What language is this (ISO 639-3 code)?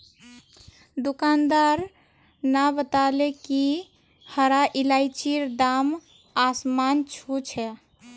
mag